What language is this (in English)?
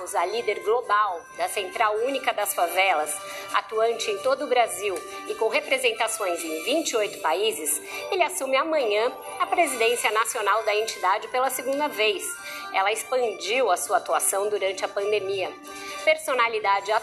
Portuguese